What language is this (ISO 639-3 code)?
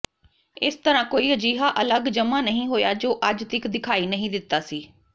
pan